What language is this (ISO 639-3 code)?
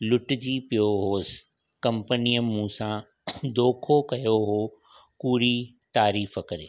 snd